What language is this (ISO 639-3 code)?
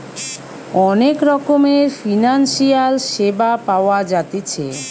ben